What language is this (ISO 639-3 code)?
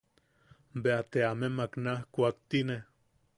yaq